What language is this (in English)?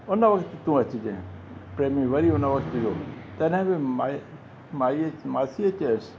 Sindhi